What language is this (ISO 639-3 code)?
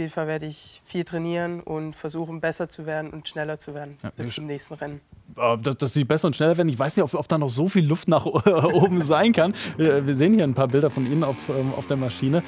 deu